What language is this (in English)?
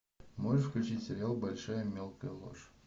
Russian